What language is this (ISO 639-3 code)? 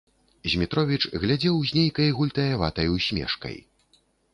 bel